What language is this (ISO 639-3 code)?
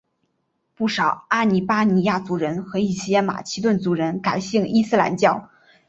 zho